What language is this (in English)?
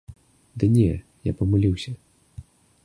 Belarusian